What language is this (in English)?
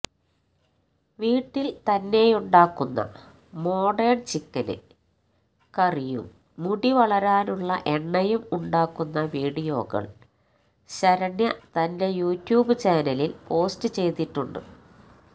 Malayalam